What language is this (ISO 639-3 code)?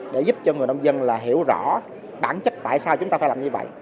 vie